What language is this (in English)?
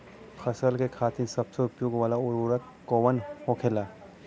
Bhojpuri